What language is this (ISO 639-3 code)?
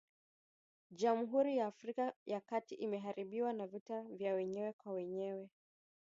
swa